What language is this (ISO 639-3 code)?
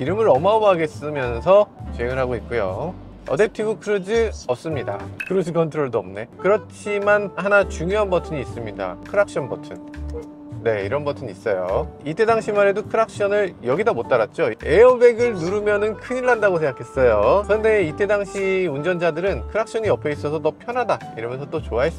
kor